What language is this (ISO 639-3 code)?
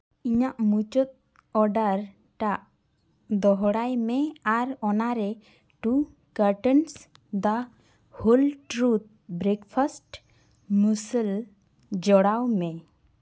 sat